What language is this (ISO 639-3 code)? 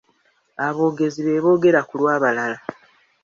lug